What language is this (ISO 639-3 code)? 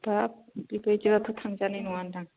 brx